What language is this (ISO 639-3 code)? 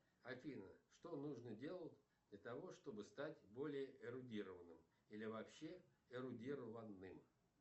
rus